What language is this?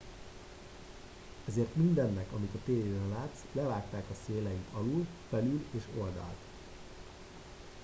Hungarian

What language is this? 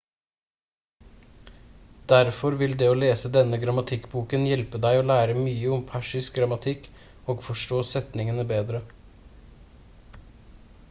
Norwegian Bokmål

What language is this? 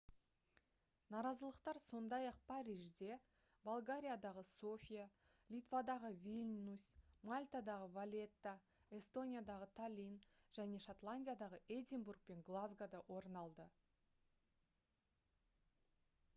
Kazakh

